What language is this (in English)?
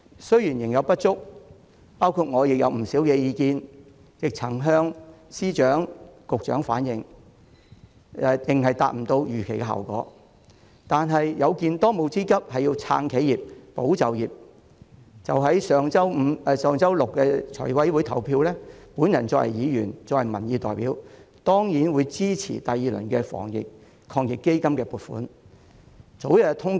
Cantonese